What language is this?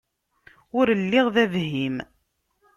Kabyle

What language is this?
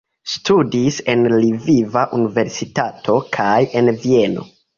Esperanto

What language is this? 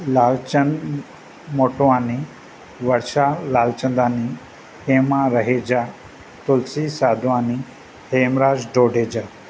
Sindhi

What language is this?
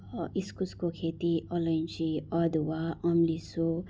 Nepali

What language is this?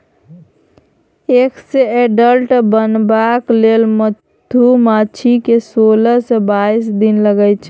Maithili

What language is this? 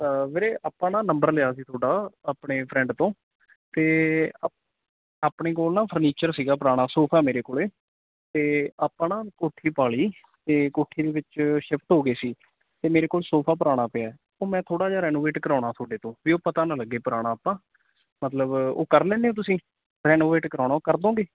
Punjabi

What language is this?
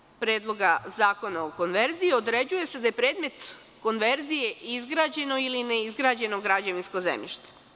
Serbian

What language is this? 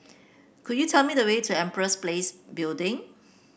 English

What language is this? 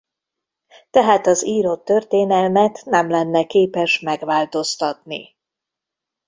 Hungarian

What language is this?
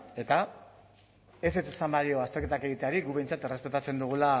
Basque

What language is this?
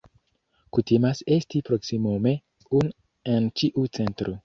Esperanto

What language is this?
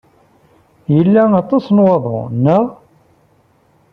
Kabyle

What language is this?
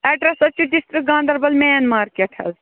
Kashmiri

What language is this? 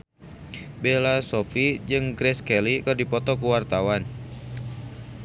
Sundanese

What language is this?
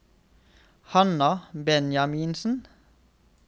Norwegian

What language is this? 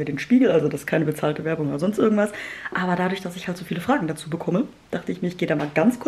German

